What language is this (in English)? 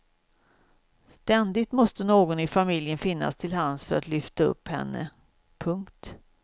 Swedish